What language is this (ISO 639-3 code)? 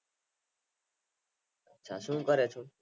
guj